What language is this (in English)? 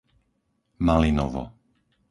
Slovak